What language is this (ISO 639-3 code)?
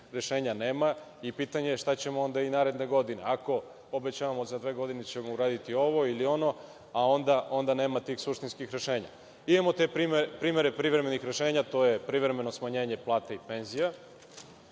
srp